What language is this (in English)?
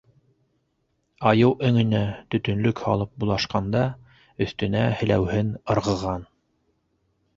Bashkir